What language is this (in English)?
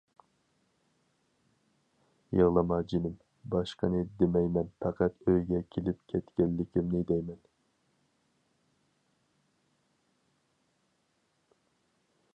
Uyghur